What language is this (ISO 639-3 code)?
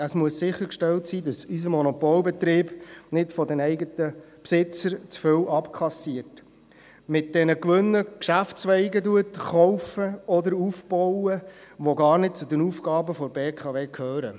gsw